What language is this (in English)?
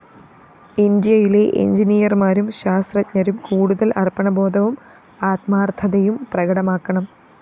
Malayalam